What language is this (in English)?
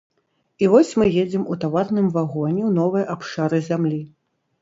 Belarusian